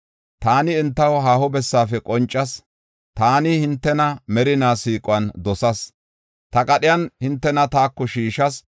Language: Gofa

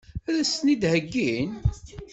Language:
Kabyle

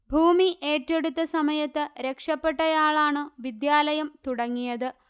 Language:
Malayalam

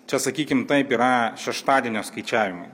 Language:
Lithuanian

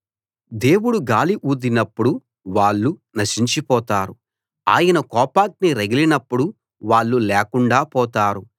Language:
Telugu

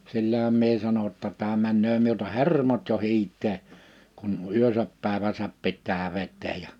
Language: Finnish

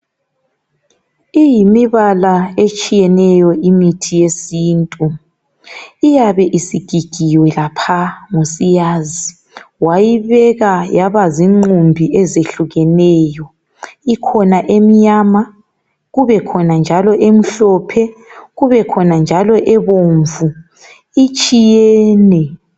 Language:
North Ndebele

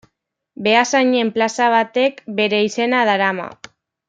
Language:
Basque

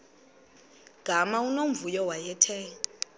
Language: Xhosa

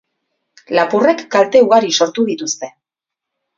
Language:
Basque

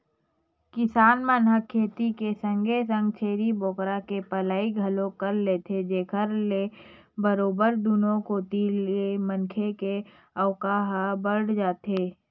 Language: Chhattisgarhi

